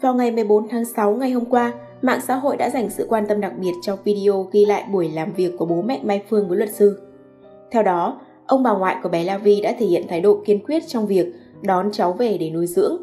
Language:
Vietnamese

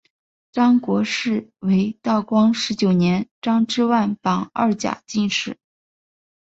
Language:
Chinese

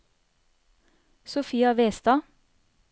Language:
Norwegian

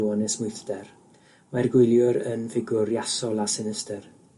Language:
Welsh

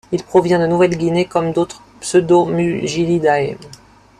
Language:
French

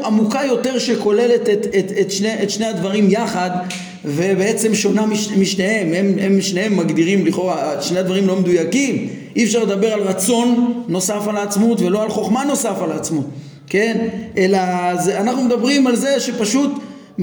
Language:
Hebrew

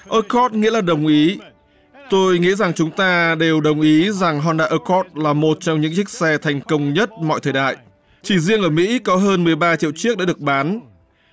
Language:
Vietnamese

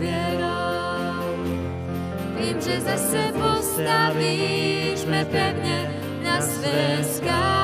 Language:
Slovak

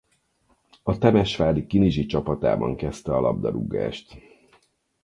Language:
Hungarian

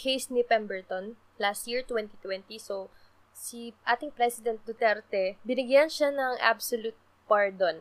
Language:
Filipino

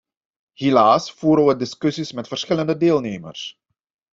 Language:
Dutch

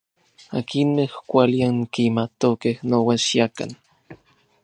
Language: Orizaba Nahuatl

